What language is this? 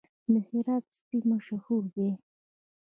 Pashto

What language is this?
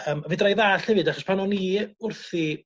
Welsh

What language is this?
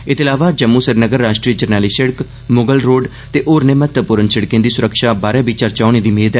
Dogri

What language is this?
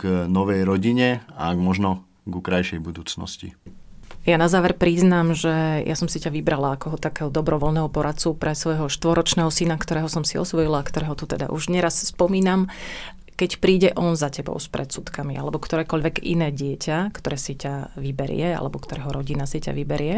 Slovak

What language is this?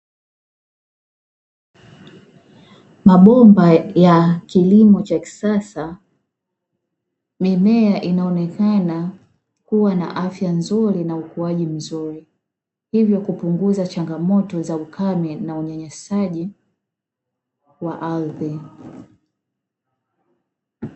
Swahili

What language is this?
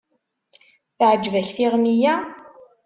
Kabyle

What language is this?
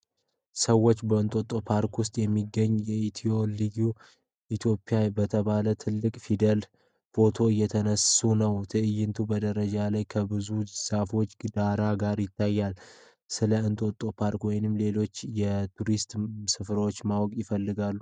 Amharic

